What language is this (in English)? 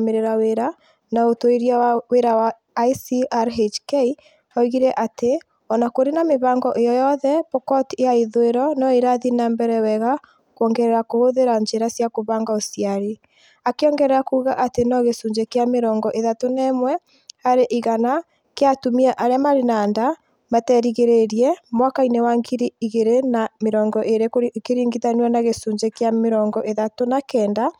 Kikuyu